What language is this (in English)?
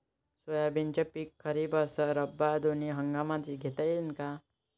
Marathi